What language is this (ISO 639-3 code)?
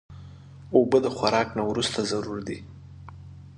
pus